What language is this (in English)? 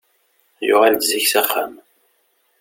Kabyle